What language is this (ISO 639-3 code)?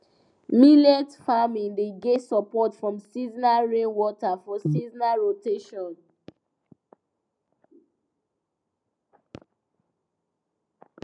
pcm